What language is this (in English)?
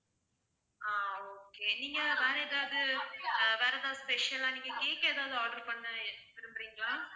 Tamil